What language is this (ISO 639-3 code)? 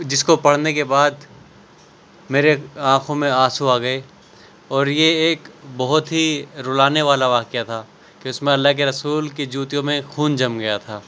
urd